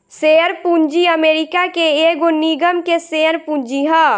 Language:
Bhojpuri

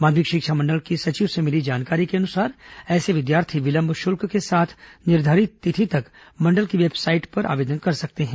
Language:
Hindi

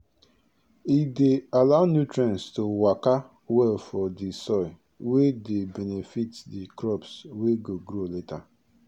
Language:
Nigerian Pidgin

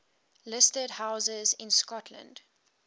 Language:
English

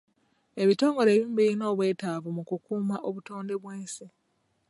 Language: Ganda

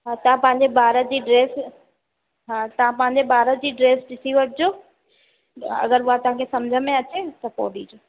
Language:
Sindhi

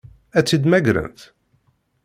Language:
Kabyle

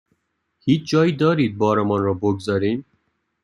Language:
Persian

